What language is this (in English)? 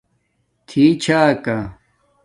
Domaaki